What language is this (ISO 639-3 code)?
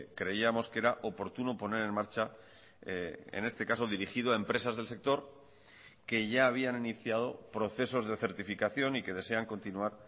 spa